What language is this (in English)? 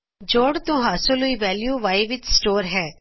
Punjabi